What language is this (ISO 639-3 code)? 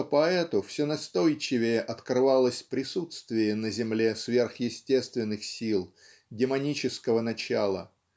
rus